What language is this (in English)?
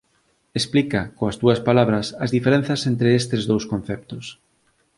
Galician